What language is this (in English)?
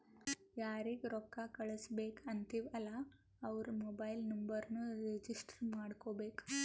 Kannada